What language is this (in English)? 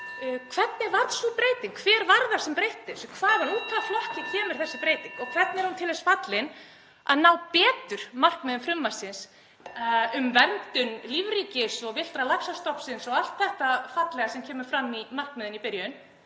Icelandic